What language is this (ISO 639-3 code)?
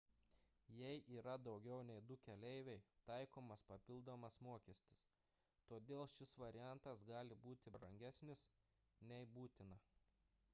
lit